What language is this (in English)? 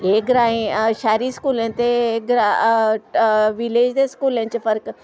Dogri